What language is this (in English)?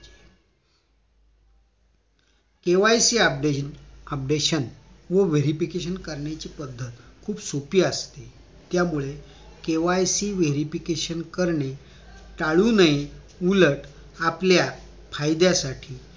Marathi